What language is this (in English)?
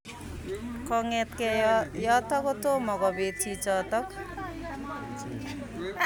Kalenjin